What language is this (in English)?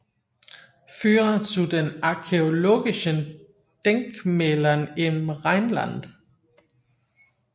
Danish